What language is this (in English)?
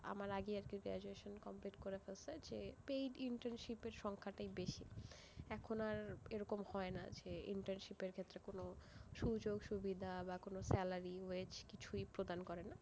Bangla